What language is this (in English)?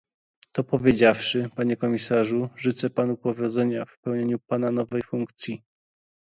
Polish